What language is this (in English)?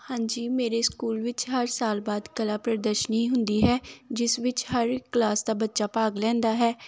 Punjabi